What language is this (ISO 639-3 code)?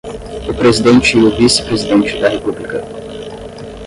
por